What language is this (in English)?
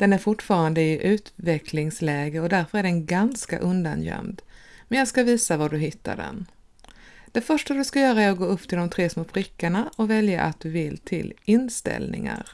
Swedish